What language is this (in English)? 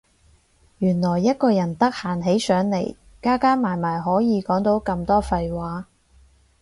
Cantonese